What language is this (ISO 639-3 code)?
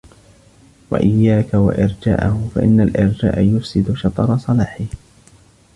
ara